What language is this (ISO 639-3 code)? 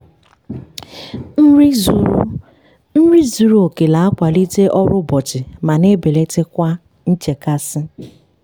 ibo